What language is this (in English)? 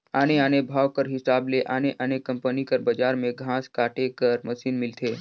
Chhattisgarhi